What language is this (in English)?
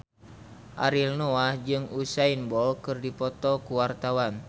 Sundanese